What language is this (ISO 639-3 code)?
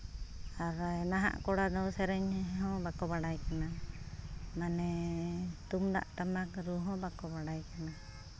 sat